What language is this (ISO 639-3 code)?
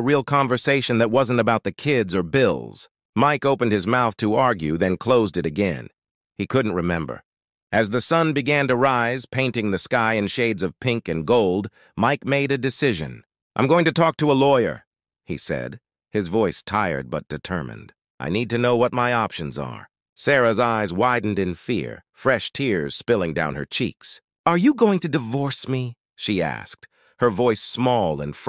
eng